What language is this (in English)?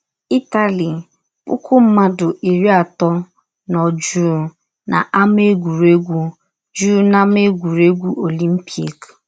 Igbo